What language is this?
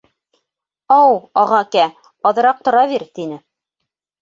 Bashkir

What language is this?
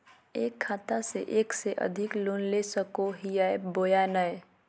Magahi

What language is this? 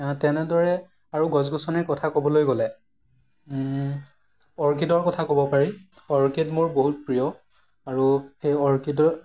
Assamese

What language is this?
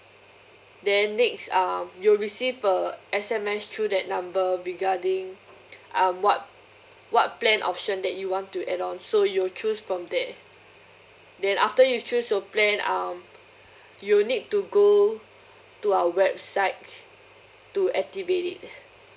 English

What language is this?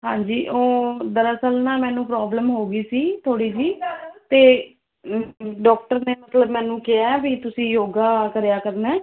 Punjabi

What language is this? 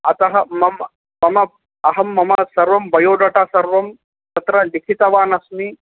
Sanskrit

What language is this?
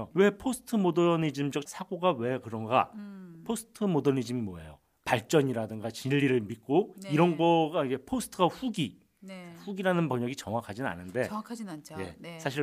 Korean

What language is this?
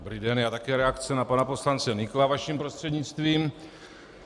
Czech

